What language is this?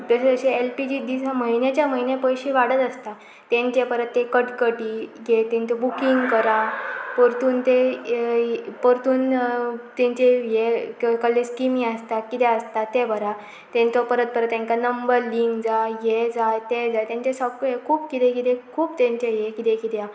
Konkani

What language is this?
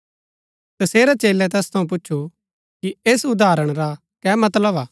Gaddi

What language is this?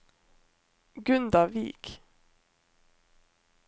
Norwegian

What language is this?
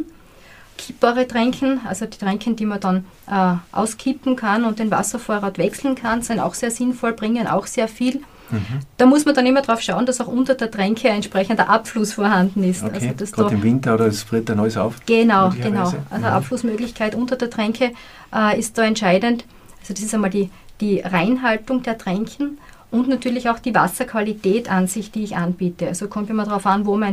German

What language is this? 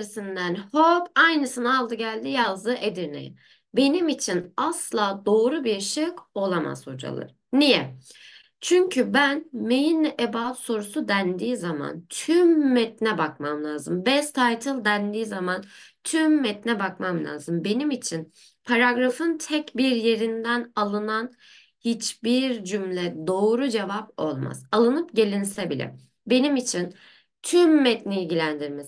Turkish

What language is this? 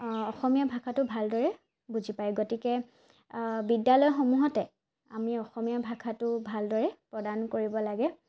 Assamese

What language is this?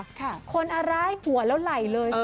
Thai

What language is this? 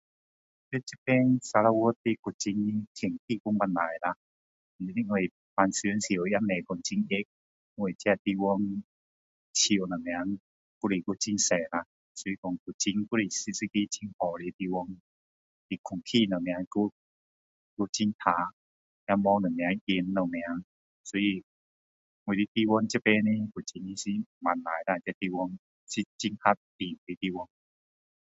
Min Dong Chinese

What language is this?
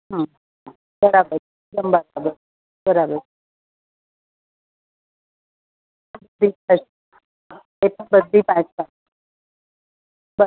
Gujarati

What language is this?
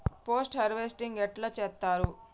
Telugu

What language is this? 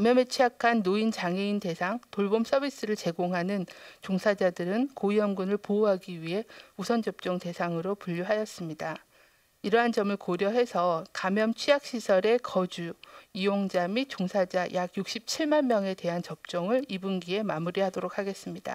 Korean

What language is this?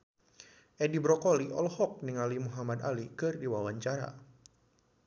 Sundanese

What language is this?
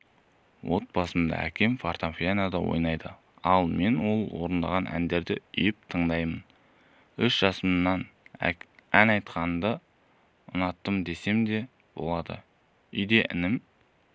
Kazakh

